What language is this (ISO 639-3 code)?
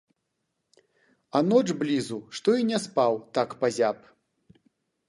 bel